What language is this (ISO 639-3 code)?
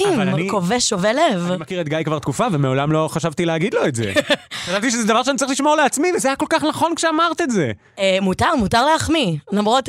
heb